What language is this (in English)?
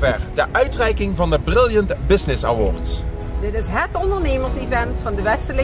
Dutch